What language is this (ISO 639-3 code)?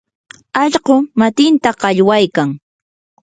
qur